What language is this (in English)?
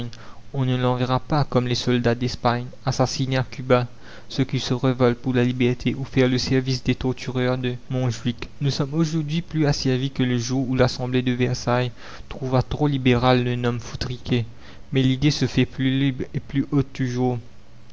French